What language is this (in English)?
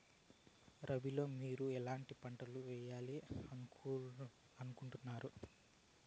Telugu